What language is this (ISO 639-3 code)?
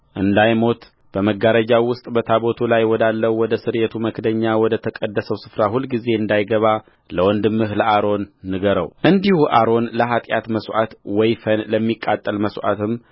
amh